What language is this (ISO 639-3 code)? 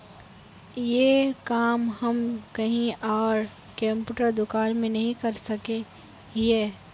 mag